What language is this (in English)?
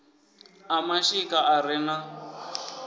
Venda